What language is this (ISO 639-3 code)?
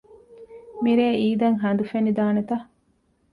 div